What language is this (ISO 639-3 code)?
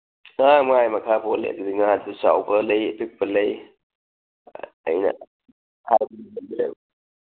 mni